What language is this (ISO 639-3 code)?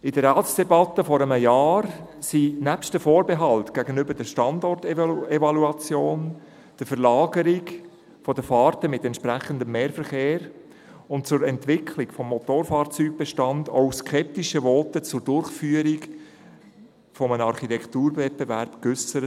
gsw